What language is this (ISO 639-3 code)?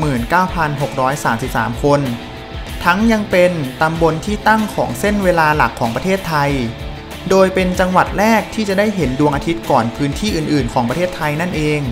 tha